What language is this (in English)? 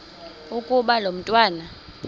Xhosa